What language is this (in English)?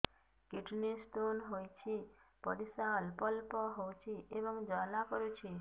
Odia